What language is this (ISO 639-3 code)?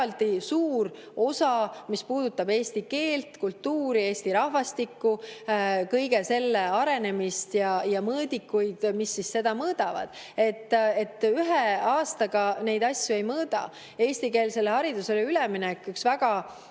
est